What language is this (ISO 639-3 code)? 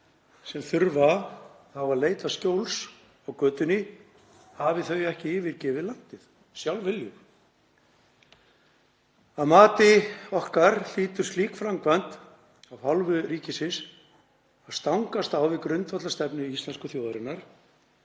isl